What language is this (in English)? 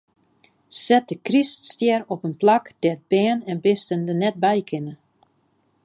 Western Frisian